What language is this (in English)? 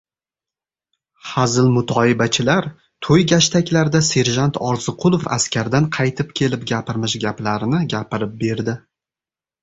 Uzbek